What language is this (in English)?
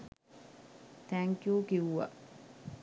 Sinhala